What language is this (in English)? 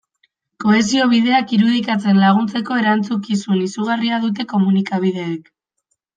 Basque